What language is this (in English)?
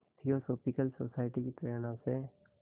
Hindi